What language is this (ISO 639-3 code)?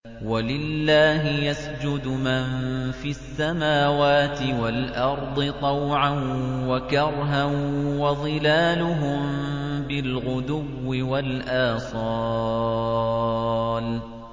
ara